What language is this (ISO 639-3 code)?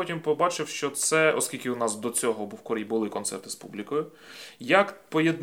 ukr